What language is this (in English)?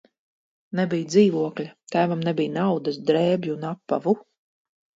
Latvian